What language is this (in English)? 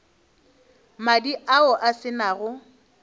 Northern Sotho